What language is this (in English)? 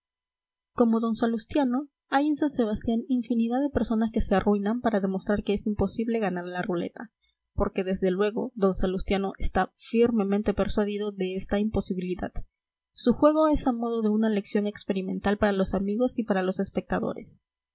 Spanish